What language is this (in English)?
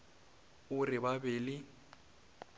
Northern Sotho